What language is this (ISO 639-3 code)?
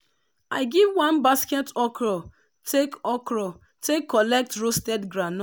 pcm